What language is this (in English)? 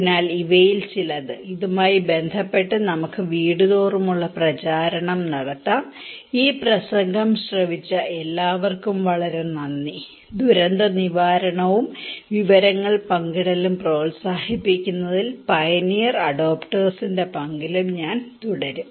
Malayalam